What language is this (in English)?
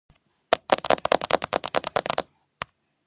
Georgian